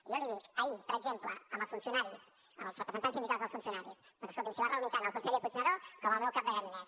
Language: Catalan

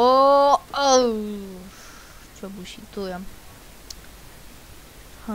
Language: Romanian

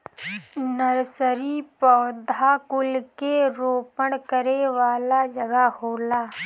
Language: Bhojpuri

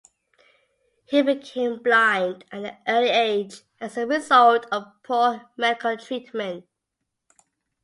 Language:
English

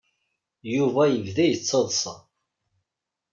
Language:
Kabyle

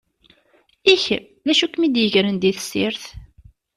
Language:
Kabyle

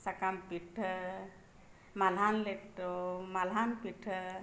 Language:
Santali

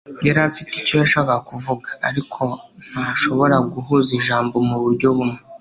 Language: Kinyarwanda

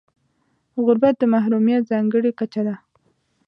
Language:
Pashto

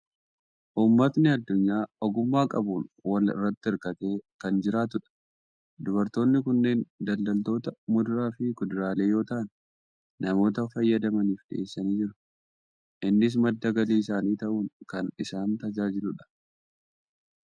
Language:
Oromo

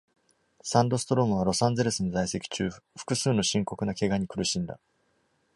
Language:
Japanese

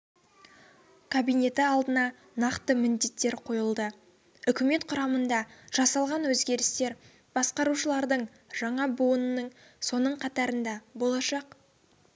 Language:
Kazakh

